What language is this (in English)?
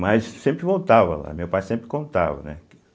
Portuguese